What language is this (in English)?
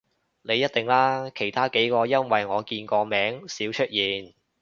Cantonese